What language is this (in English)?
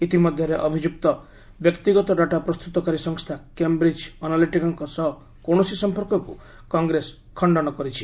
Odia